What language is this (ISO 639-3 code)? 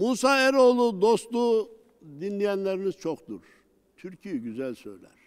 tur